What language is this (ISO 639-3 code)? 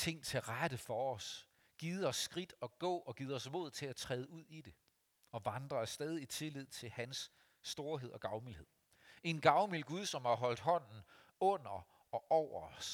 dan